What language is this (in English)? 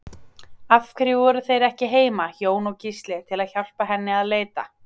Icelandic